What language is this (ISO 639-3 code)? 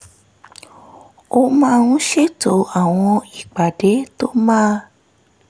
yor